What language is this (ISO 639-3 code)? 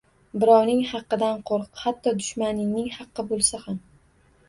uzb